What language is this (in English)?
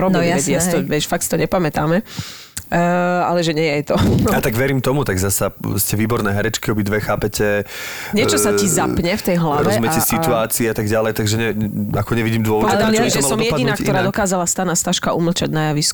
Slovak